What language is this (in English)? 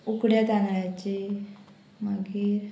Konkani